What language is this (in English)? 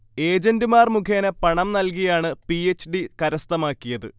Malayalam